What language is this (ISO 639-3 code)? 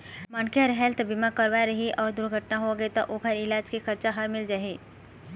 hne